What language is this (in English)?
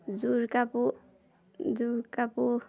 Assamese